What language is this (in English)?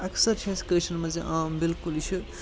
Kashmiri